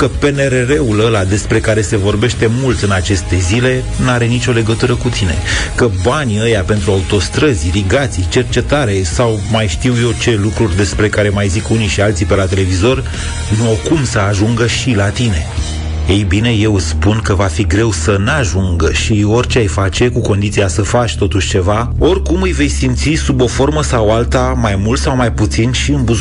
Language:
Romanian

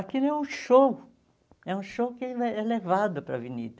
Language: Portuguese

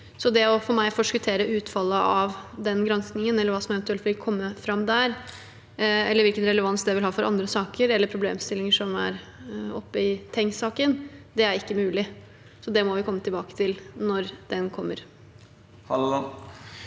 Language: Norwegian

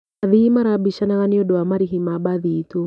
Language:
Kikuyu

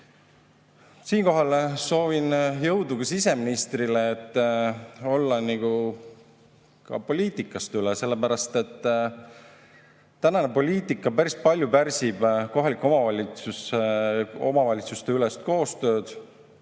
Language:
Estonian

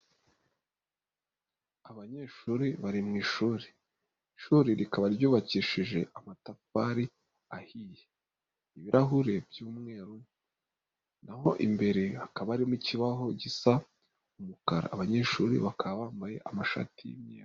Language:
Kinyarwanda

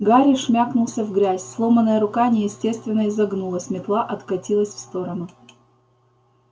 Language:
Russian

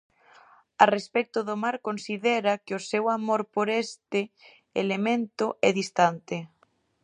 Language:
Galician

